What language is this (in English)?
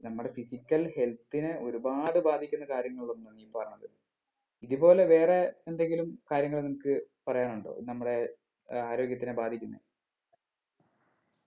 Malayalam